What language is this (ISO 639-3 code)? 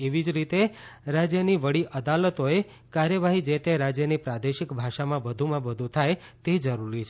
guj